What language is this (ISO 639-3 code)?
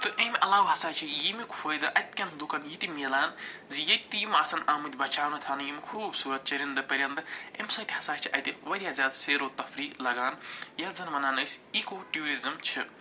kas